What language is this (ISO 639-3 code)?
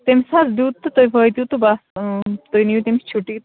kas